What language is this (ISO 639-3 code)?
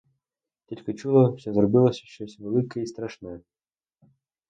ukr